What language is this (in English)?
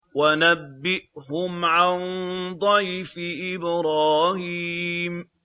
Arabic